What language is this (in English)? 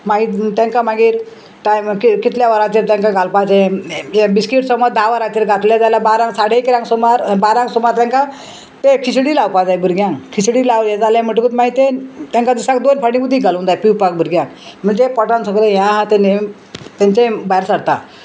Konkani